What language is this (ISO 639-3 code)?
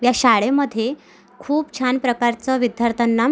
mar